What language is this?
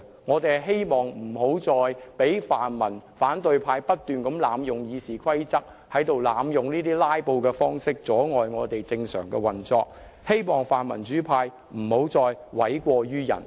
Cantonese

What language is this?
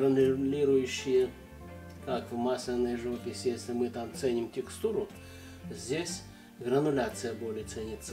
Russian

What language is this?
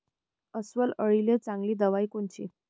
Marathi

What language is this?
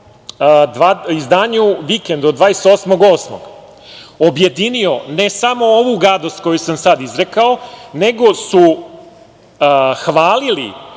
Serbian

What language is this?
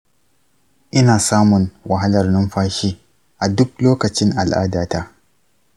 Hausa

